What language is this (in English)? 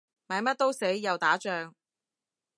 Cantonese